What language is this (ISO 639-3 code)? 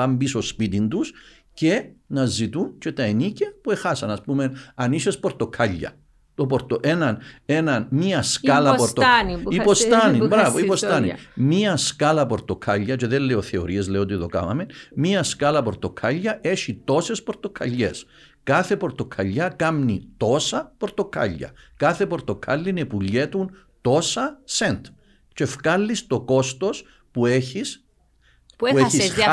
ell